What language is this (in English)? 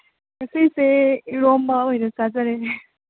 Manipuri